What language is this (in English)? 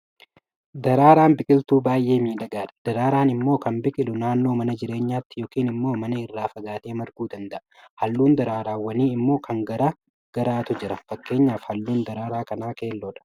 Oromo